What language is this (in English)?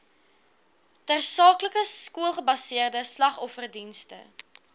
Afrikaans